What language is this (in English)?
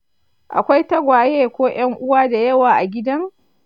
Hausa